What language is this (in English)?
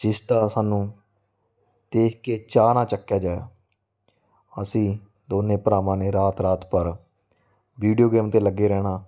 Punjabi